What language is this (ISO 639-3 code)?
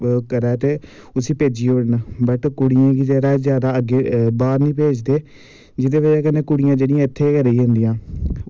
doi